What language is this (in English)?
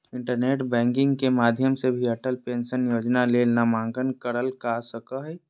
Magahi